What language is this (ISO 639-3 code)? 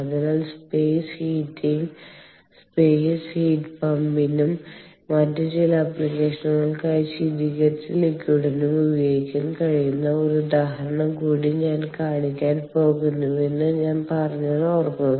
mal